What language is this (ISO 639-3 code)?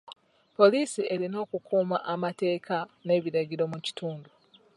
lug